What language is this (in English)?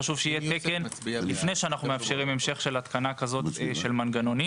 Hebrew